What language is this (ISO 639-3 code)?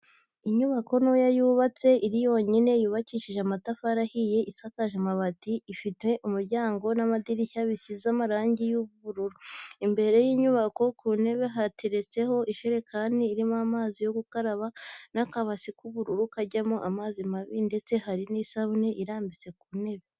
kin